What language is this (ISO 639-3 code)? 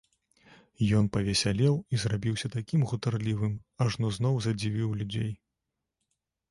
bel